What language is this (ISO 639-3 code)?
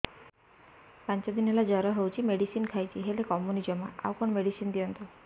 ori